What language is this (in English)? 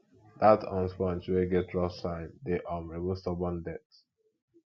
Nigerian Pidgin